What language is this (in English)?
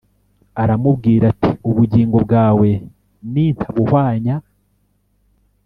Kinyarwanda